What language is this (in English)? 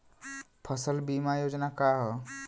Bhojpuri